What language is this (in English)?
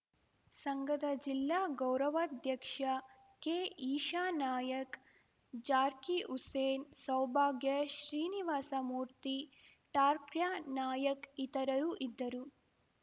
Kannada